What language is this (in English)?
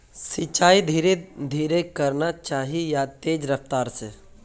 Magahi